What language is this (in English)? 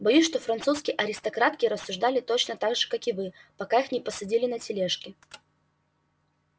Russian